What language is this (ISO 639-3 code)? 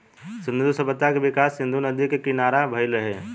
bho